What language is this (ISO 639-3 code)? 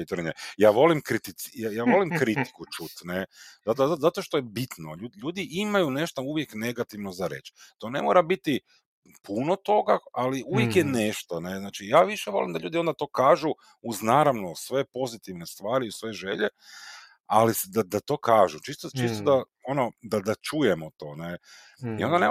hrv